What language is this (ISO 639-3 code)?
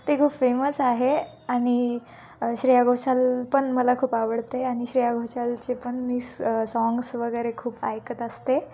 mar